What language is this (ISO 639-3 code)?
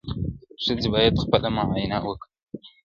pus